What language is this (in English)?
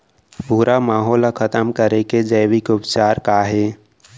Chhattisgarhi